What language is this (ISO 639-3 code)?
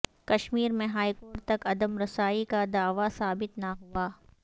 urd